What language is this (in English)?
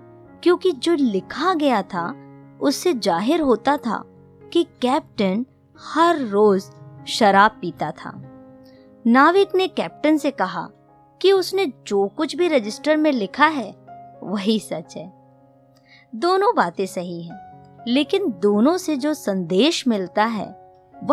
Hindi